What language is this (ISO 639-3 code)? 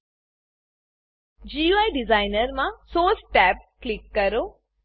guj